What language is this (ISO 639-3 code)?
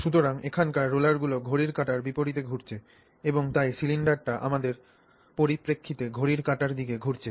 ben